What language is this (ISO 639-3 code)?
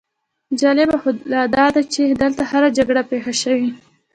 pus